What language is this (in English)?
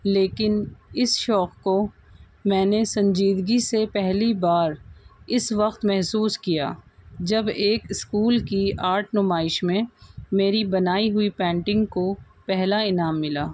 Urdu